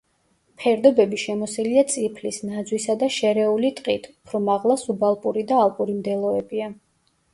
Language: Georgian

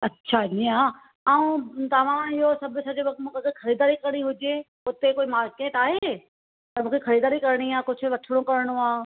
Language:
Sindhi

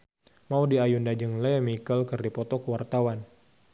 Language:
Sundanese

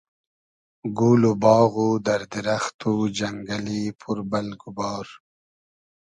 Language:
Hazaragi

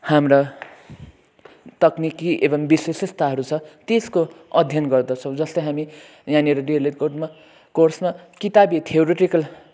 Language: Nepali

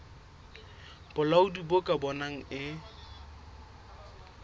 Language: Southern Sotho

